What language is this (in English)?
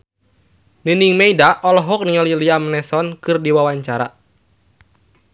Sundanese